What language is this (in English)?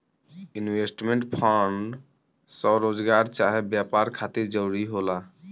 Bhojpuri